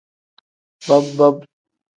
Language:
Tem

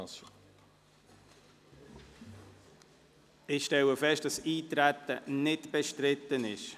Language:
Swiss German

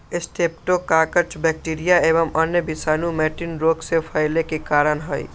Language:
Magahi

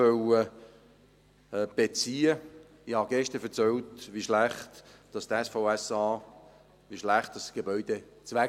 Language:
Swiss German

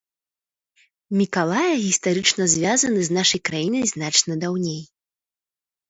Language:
Belarusian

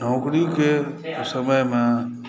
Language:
Maithili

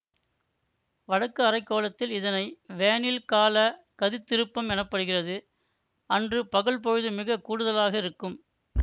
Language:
Tamil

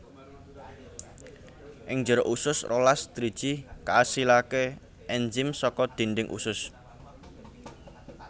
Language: Javanese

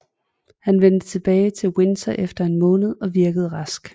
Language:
Danish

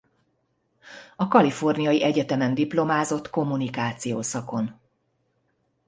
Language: Hungarian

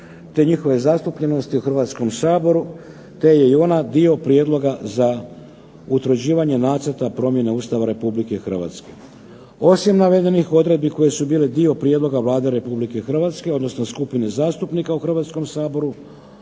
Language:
Croatian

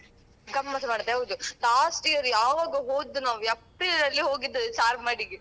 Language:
Kannada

